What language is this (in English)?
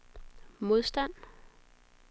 Danish